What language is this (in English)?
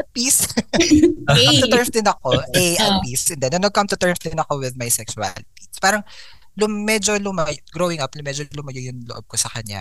Filipino